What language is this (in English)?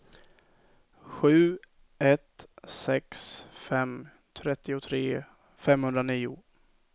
Swedish